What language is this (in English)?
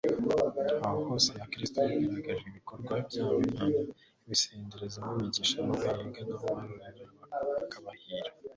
Kinyarwanda